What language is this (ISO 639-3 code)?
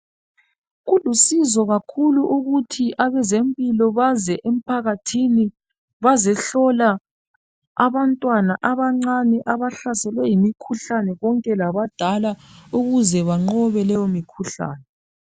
nde